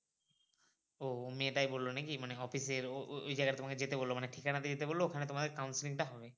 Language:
Bangla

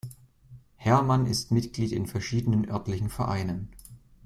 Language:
German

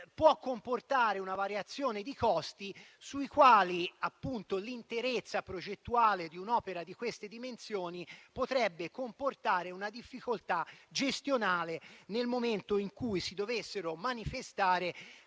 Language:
Italian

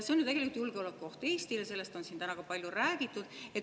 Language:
Estonian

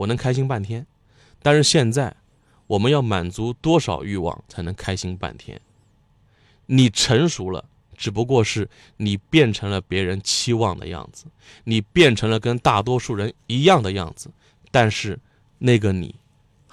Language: Chinese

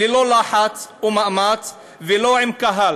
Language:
Hebrew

